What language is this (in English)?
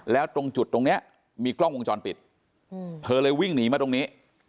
Thai